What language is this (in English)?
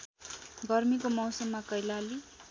Nepali